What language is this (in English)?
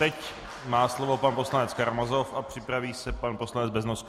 Czech